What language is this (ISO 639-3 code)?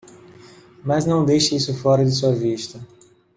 por